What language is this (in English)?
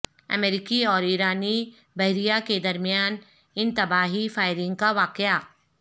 Urdu